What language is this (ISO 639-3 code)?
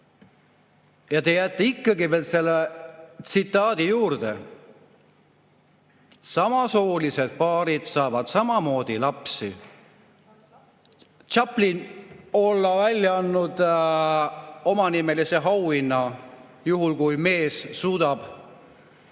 est